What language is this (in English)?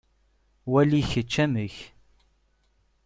Kabyle